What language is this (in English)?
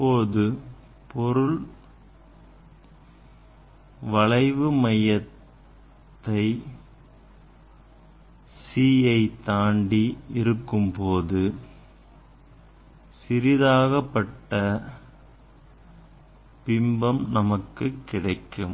Tamil